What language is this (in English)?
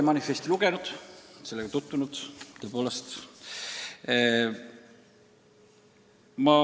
Estonian